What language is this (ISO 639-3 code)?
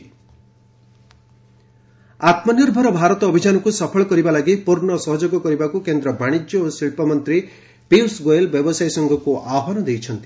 ori